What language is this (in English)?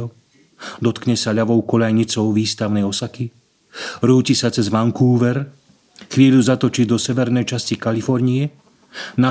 Slovak